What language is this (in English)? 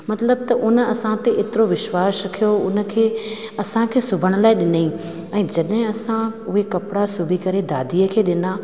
Sindhi